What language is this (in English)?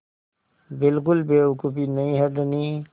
Hindi